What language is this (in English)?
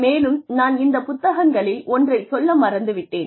Tamil